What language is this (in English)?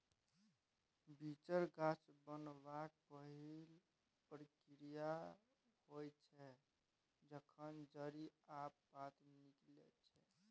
Maithili